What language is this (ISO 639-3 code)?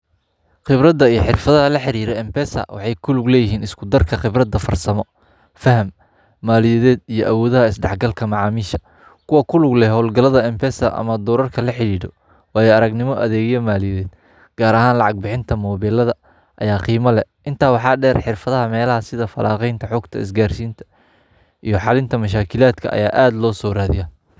som